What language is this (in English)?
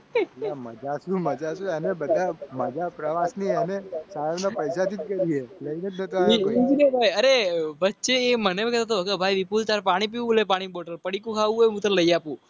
Gujarati